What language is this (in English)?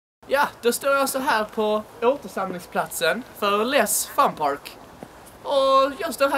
Swedish